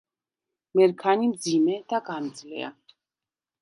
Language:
Georgian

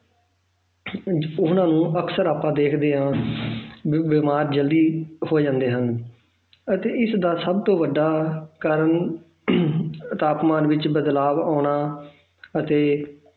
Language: Punjabi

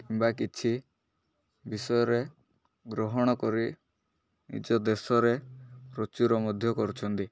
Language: Odia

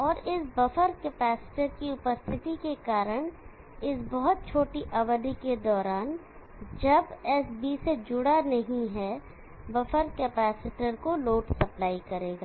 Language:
Hindi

